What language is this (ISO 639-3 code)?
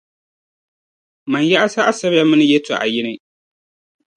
dag